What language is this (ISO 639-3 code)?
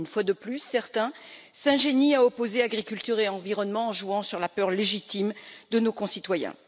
fra